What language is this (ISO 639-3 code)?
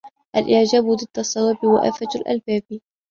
ara